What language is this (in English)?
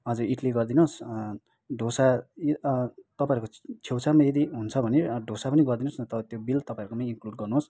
Nepali